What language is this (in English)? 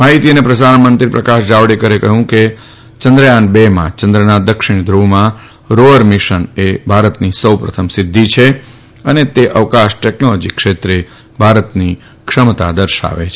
Gujarati